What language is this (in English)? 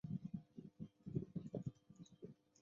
Chinese